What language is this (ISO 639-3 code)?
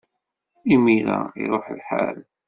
kab